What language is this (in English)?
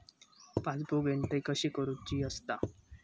Marathi